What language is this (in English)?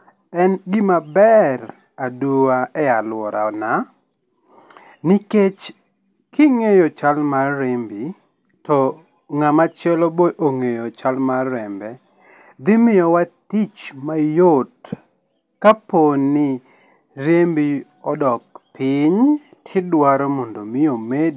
Luo (Kenya and Tanzania)